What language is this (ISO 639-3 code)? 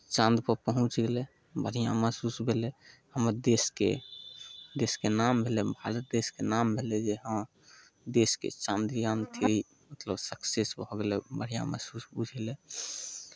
mai